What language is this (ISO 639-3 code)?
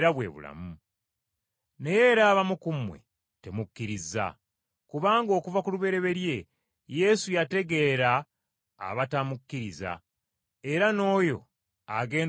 lug